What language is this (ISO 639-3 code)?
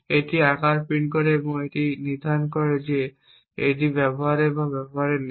ben